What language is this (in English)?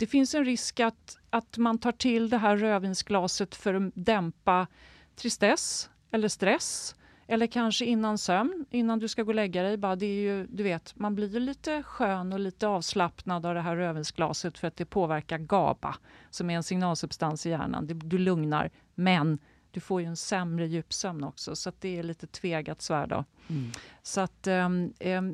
Swedish